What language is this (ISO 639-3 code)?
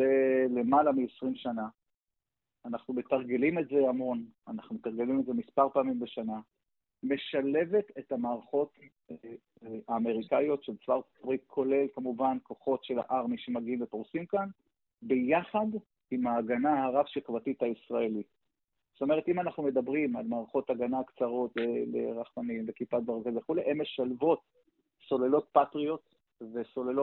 heb